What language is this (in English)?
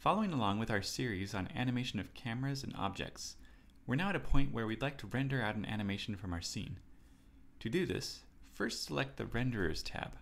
English